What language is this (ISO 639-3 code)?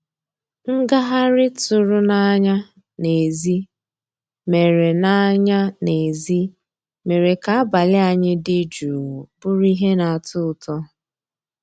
ibo